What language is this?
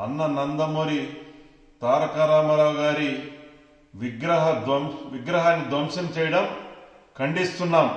Turkish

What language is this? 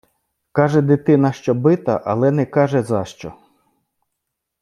Ukrainian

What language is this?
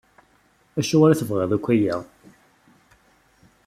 Kabyle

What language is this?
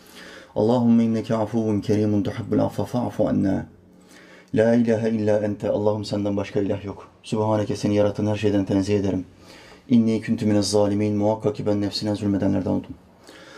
Turkish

